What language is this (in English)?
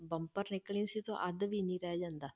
Punjabi